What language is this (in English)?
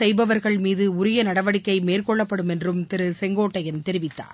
Tamil